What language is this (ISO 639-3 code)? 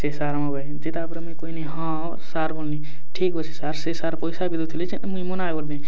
ori